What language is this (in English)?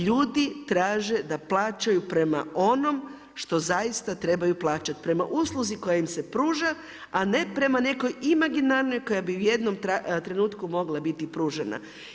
Croatian